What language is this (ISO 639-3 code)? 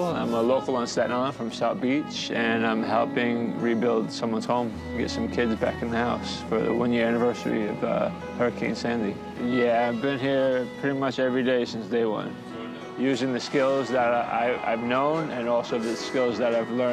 eng